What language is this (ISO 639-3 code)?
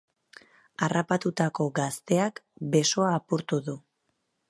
eus